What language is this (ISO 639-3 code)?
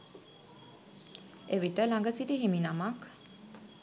sin